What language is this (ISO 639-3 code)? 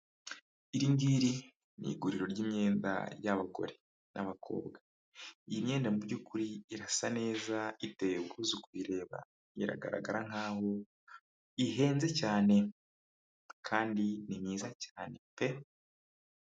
kin